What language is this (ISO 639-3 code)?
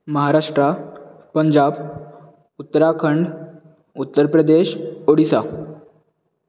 kok